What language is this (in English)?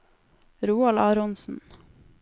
Norwegian